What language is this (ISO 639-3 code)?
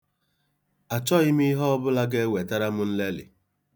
ibo